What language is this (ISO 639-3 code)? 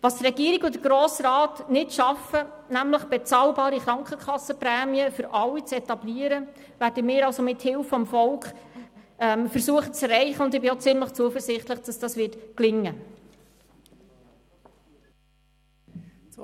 gsw